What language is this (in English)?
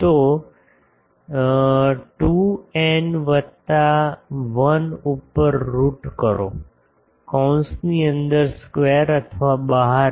Gujarati